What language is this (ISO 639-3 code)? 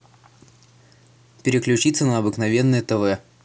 rus